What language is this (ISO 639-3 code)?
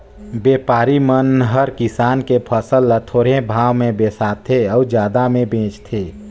hne